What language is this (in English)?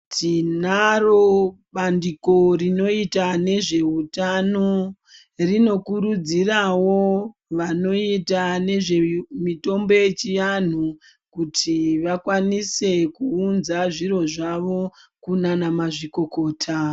Ndau